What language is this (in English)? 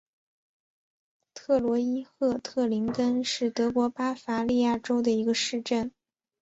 Chinese